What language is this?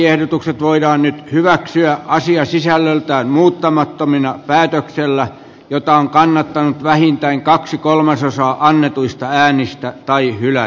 Finnish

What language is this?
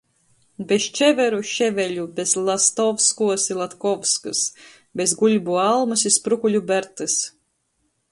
Latgalian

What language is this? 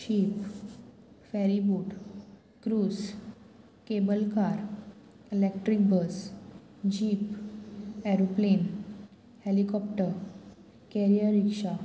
Konkani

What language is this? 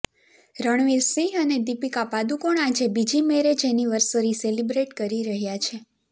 Gujarati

